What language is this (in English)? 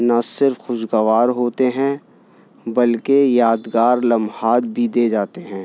Urdu